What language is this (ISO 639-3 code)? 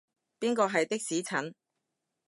yue